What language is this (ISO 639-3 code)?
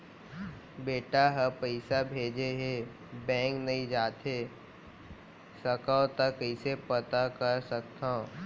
hne